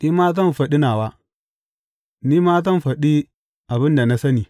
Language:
Hausa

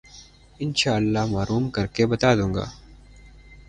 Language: Urdu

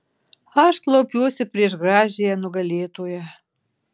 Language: Lithuanian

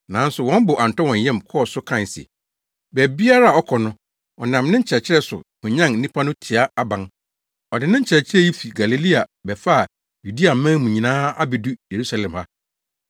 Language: Akan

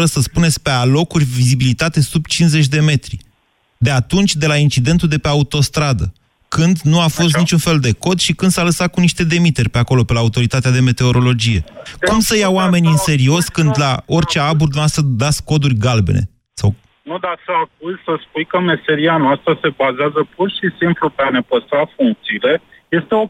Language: Romanian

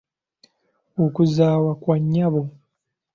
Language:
Ganda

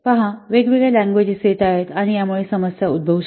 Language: Marathi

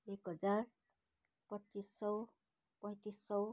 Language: Nepali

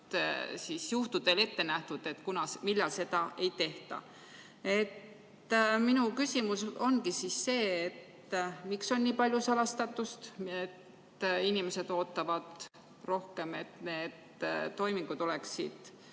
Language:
Estonian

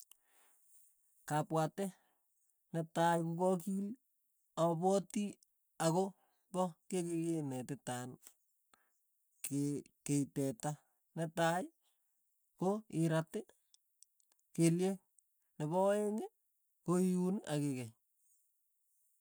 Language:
Tugen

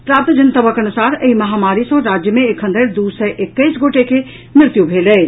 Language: Maithili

